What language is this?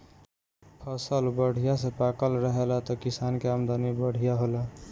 Bhojpuri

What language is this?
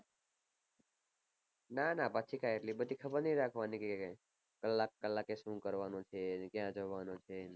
Gujarati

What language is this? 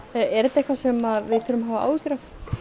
Icelandic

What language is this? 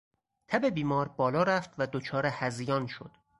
Persian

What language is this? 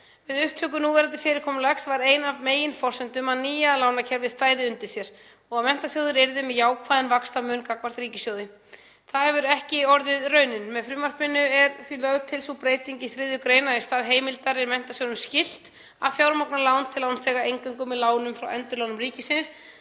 Icelandic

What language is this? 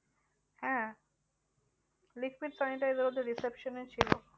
Bangla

